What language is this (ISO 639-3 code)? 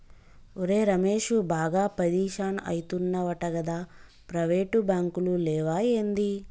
tel